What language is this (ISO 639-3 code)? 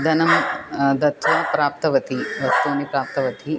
san